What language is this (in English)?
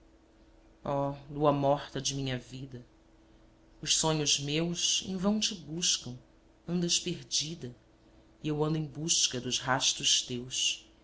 Portuguese